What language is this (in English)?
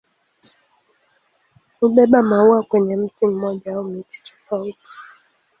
Swahili